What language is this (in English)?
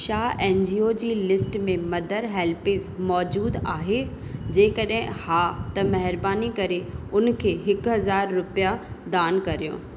Sindhi